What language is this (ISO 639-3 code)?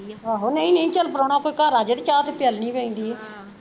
pan